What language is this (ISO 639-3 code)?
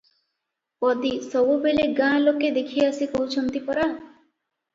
ori